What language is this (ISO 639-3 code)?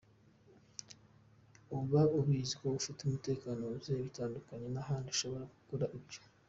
kin